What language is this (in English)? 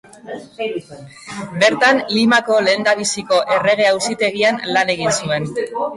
Basque